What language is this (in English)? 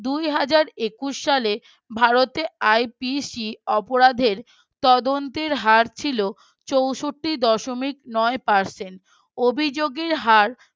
Bangla